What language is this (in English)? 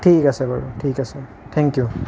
Assamese